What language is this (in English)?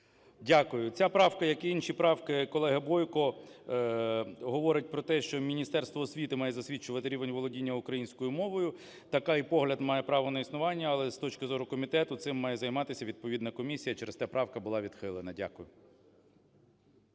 Ukrainian